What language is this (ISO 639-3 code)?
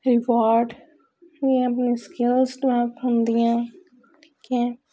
pan